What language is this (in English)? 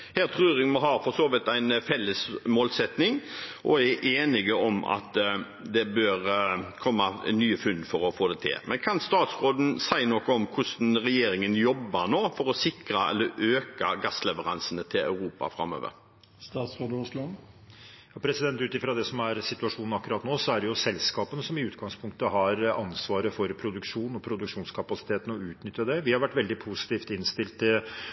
Norwegian Bokmål